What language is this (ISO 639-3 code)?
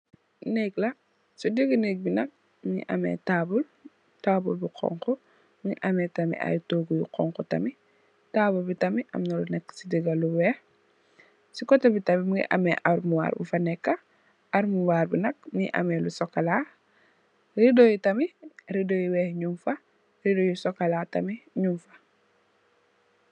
wol